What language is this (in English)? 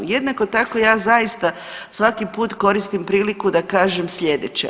Croatian